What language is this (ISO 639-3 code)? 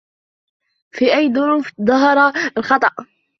ara